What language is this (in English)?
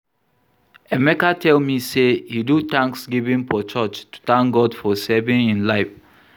Nigerian Pidgin